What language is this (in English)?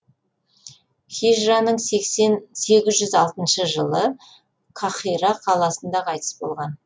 Kazakh